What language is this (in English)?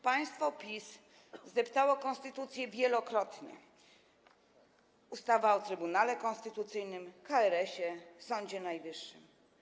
Polish